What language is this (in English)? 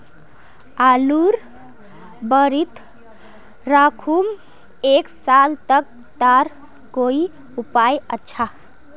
Magahi